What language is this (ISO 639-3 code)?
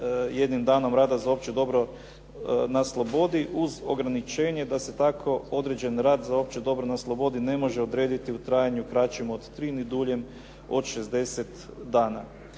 hrv